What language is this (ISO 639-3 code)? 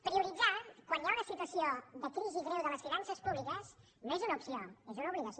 cat